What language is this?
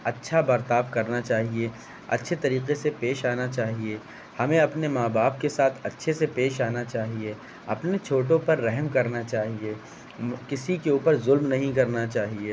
Urdu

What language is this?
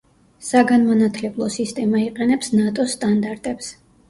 Georgian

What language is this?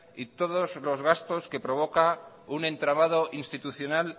Spanish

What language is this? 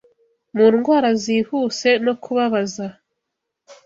Kinyarwanda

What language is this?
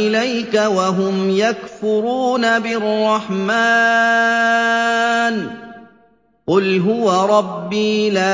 Arabic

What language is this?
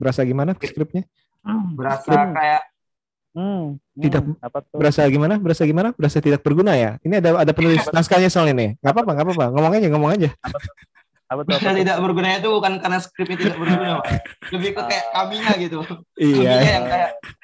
Indonesian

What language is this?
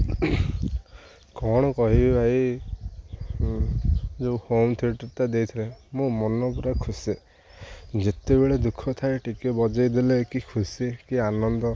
Odia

